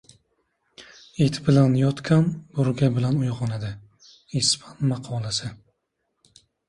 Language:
Uzbek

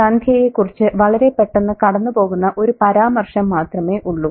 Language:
Malayalam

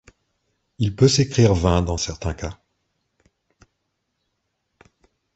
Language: French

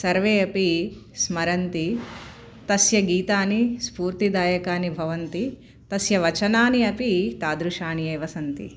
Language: Sanskrit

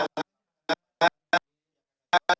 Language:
Indonesian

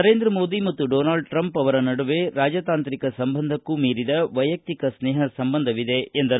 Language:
Kannada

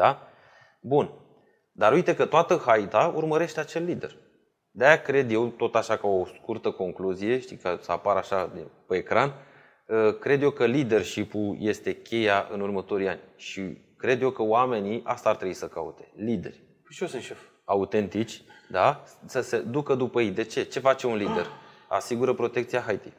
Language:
Romanian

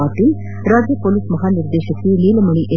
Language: Kannada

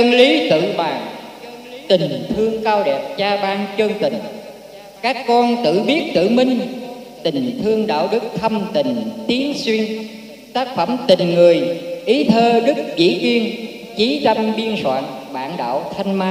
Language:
Vietnamese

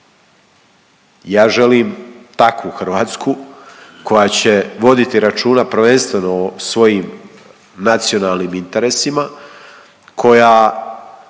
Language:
Croatian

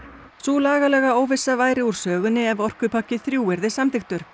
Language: Icelandic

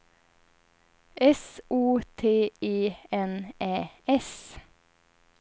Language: Swedish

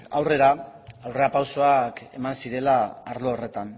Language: Basque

